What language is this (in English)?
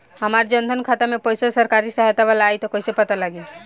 Bhojpuri